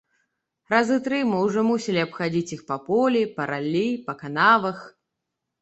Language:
Belarusian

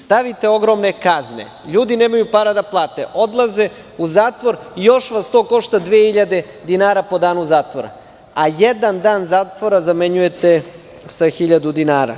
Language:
Serbian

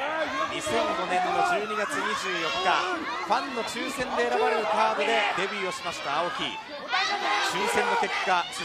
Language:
Japanese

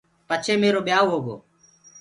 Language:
Gurgula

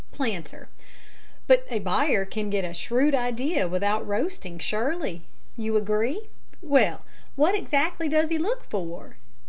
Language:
English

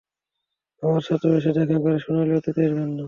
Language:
Bangla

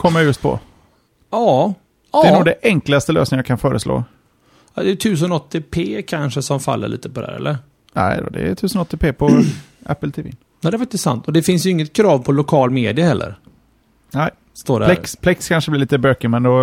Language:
Swedish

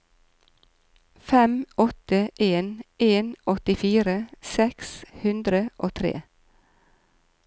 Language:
Norwegian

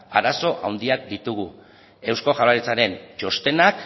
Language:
Basque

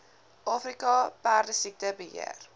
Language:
Afrikaans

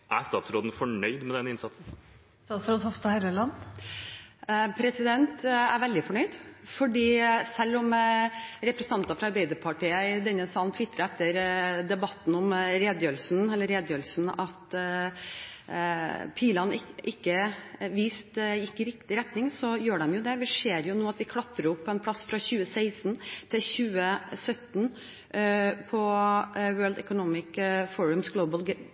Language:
Norwegian Bokmål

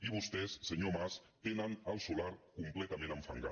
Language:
Catalan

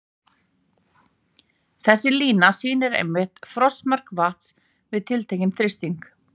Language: Icelandic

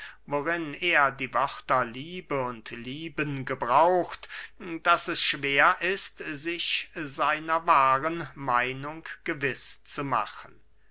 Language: German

